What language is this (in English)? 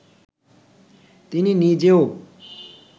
Bangla